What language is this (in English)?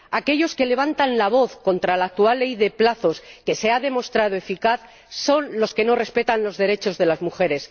Spanish